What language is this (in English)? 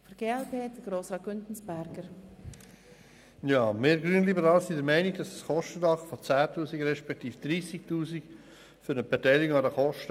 Swiss German